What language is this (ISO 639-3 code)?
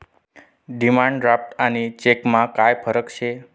mar